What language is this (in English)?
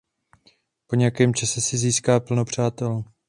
Czech